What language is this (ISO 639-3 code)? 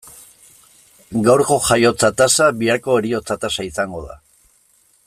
eus